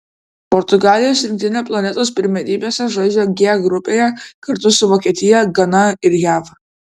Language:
Lithuanian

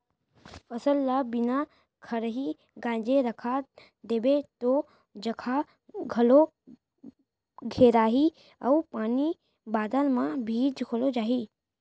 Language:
Chhattisgarhi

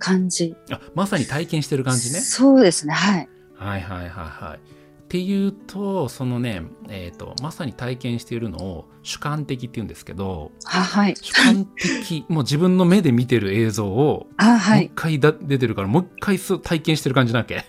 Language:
Japanese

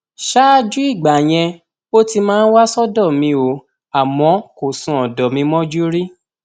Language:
Yoruba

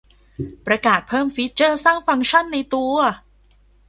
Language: Thai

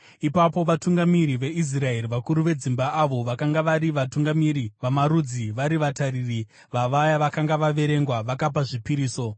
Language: Shona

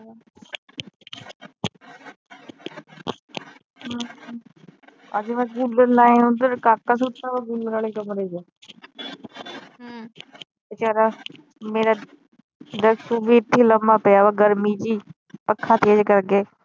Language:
Punjabi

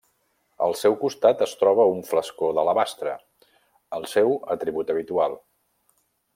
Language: Catalan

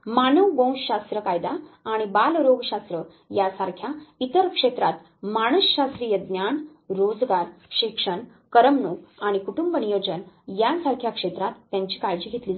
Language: Marathi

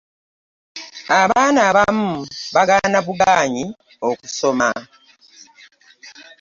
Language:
Ganda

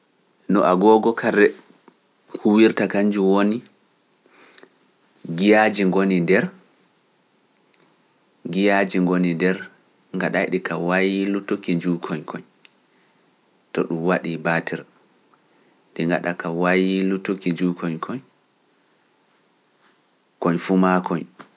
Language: Pular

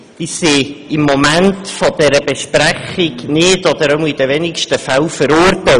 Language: Swiss German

